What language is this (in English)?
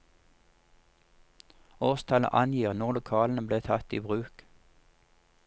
Norwegian